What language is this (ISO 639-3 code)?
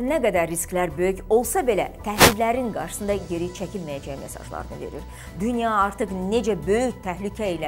tur